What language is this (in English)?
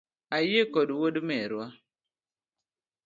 Luo (Kenya and Tanzania)